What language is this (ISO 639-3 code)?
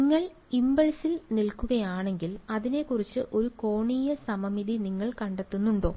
mal